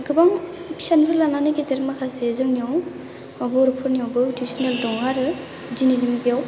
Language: Bodo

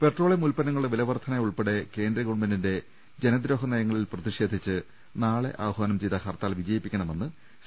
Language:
Malayalam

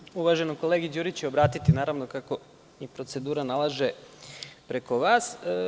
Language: Serbian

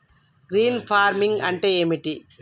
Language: Telugu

